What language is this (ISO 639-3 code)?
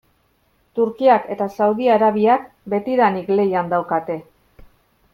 eus